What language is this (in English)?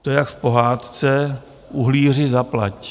Czech